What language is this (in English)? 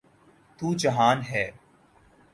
Urdu